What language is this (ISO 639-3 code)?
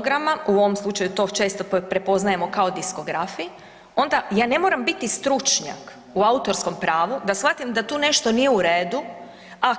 hrv